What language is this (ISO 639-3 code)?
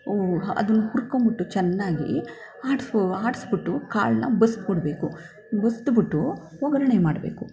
kan